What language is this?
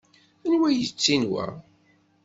Kabyle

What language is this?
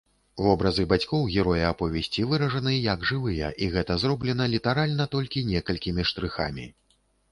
Belarusian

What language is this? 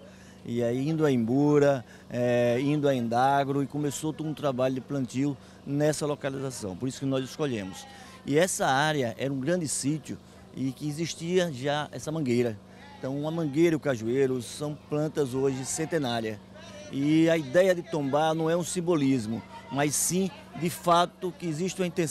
Portuguese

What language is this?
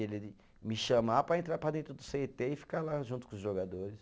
Portuguese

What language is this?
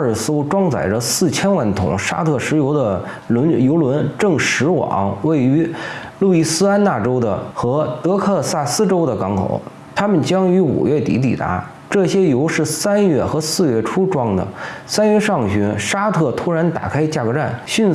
Chinese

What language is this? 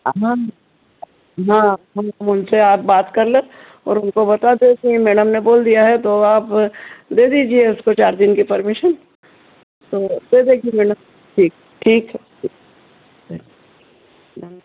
Hindi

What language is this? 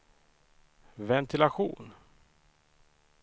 Swedish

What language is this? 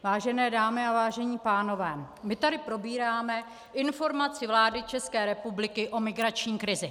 Czech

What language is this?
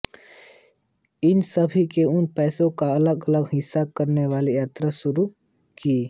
Hindi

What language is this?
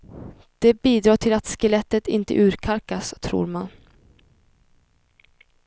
Swedish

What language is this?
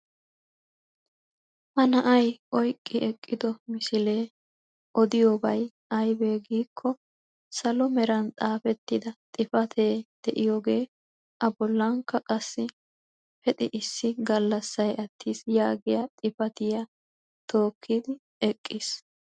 Wolaytta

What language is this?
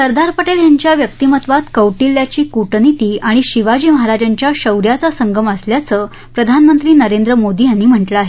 Marathi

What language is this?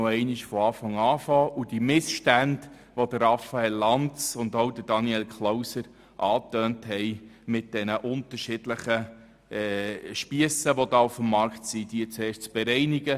Swiss German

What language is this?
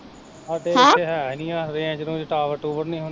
Punjabi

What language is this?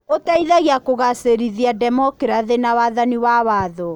Kikuyu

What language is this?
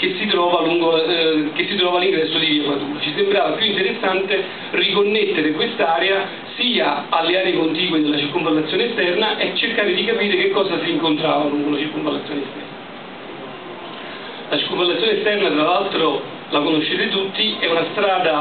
Italian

